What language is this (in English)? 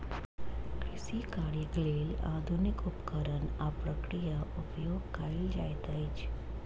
Maithili